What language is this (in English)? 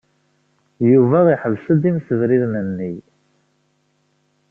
Kabyle